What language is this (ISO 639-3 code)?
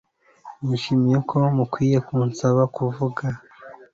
kin